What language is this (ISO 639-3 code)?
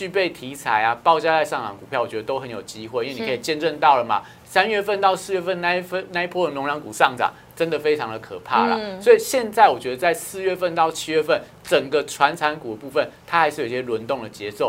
zho